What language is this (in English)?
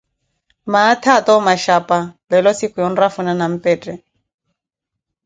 Koti